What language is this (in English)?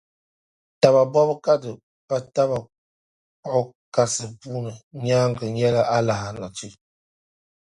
Dagbani